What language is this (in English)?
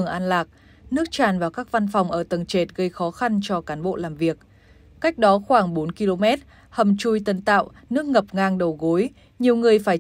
Vietnamese